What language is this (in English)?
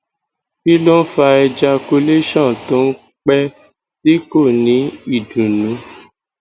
Yoruba